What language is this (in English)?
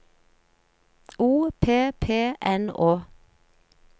Norwegian